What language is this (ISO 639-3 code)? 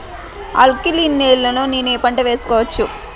tel